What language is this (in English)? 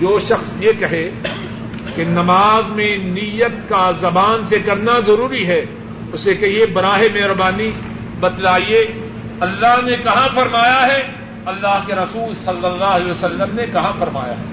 Urdu